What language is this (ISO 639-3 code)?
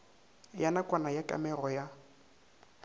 nso